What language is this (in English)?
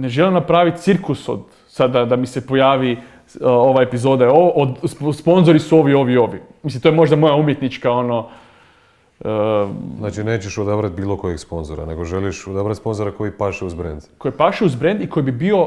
Croatian